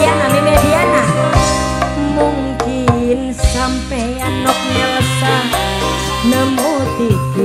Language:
Indonesian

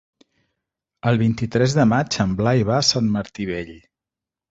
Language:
Catalan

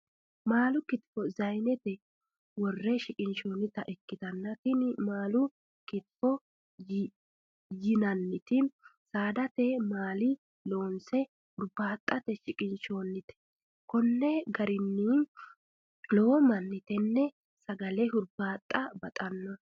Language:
Sidamo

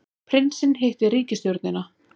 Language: Icelandic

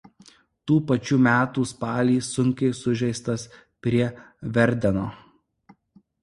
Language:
Lithuanian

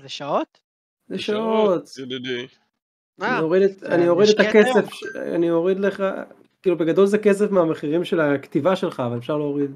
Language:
Hebrew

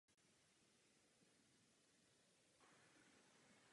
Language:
Czech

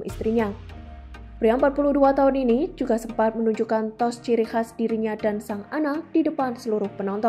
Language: Indonesian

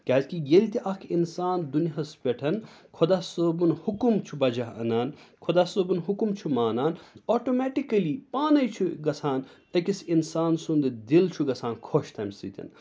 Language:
Kashmiri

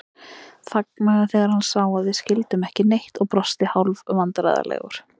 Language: Icelandic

